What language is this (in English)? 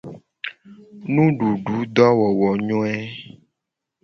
Gen